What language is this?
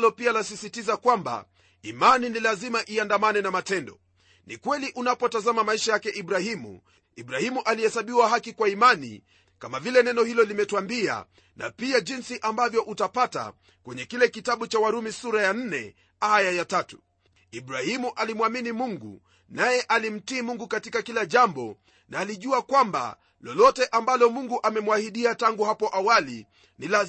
Swahili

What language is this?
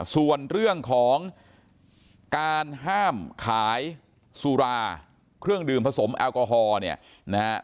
Thai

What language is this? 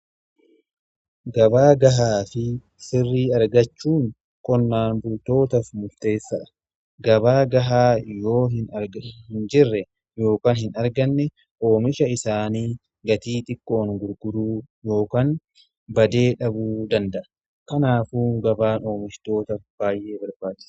Oromo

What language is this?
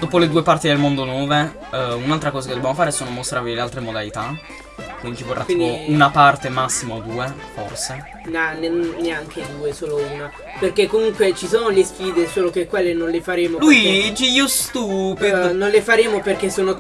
Italian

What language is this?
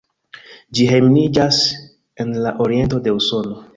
Esperanto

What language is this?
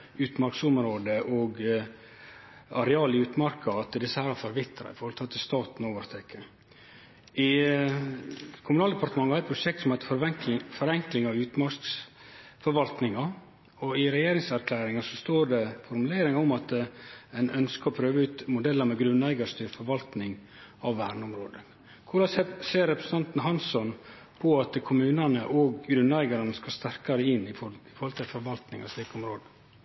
Norwegian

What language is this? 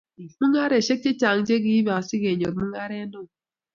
Kalenjin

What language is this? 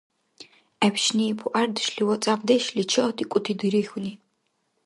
Dargwa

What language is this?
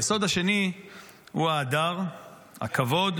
Hebrew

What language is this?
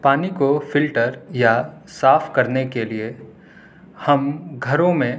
Urdu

